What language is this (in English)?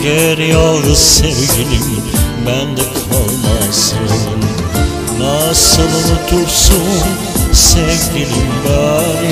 Turkish